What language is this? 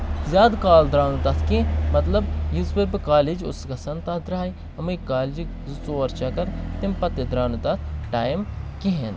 Kashmiri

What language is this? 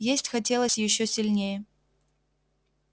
Russian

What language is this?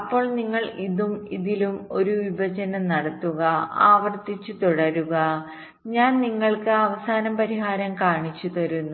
Malayalam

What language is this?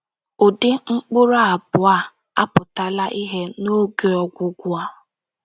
Igbo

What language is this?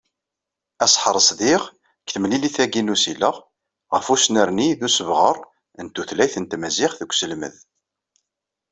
Kabyle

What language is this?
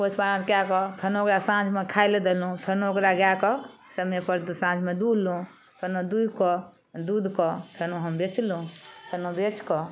Maithili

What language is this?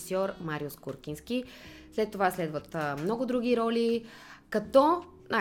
Bulgarian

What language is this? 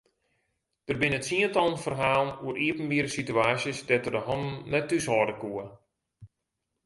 Western Frisian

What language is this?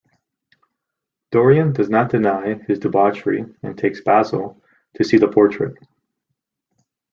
English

